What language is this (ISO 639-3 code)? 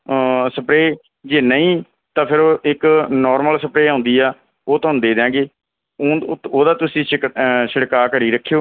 pan